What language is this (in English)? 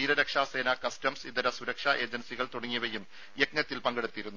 Malayalam